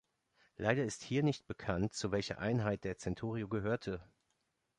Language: German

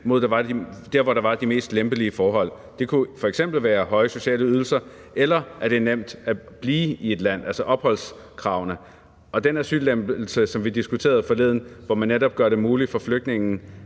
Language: Danish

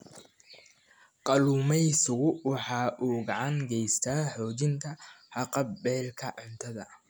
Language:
Somali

